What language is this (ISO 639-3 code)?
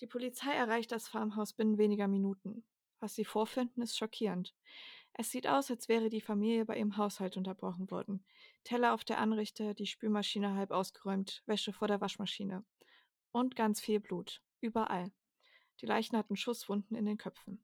deu